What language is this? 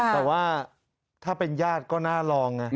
Thai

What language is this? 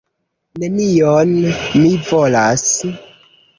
Esperanto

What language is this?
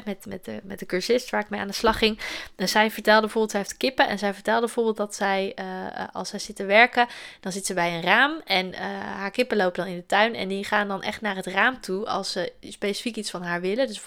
Dutch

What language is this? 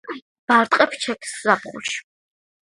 Georgian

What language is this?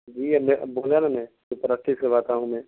Urdu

